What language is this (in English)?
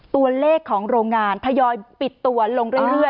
Thai